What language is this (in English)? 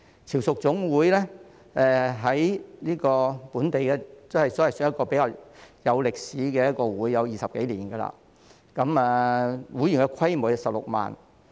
Cantonese